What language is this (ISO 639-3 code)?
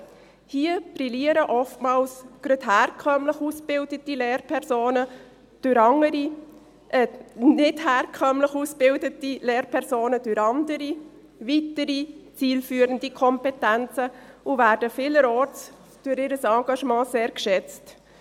gsw